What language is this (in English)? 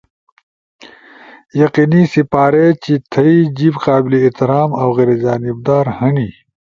Ushojo